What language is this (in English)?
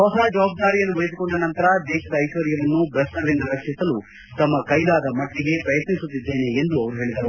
Kannada